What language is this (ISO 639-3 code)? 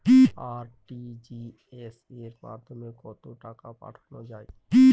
ben